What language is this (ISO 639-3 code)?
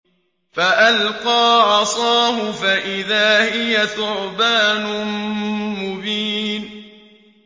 ara